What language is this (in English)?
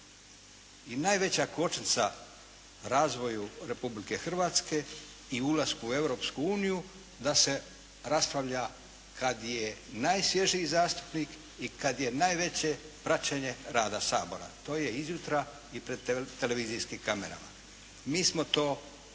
Croatian